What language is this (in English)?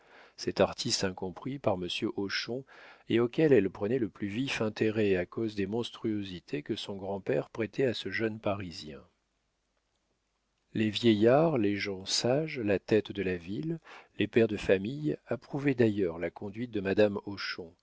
French